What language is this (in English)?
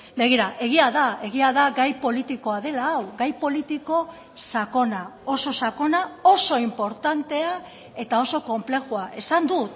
Basque